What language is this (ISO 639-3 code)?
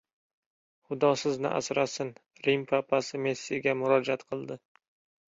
uzb